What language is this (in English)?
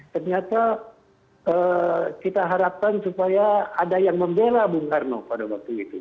Indonesian